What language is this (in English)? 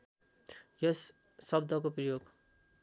Nepali